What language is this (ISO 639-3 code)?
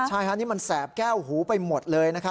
tha